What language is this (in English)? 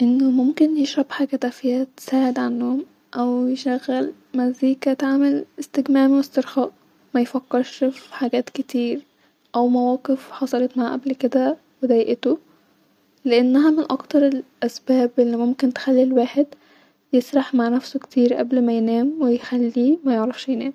Egyptian Arabic